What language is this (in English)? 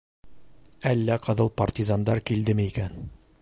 Bashkir